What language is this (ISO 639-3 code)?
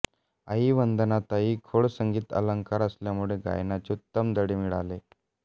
mar